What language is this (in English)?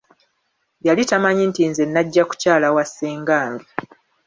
Ganda